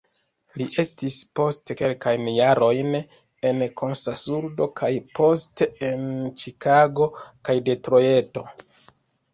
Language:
Esperanto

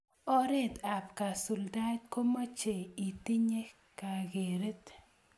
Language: Kalenjin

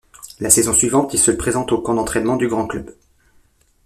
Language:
French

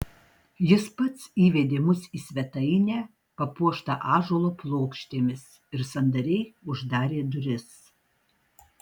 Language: Lithuanian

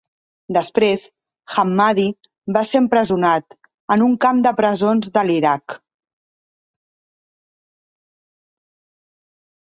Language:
Catalan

